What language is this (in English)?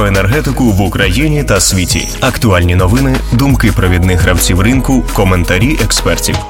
Ukrainian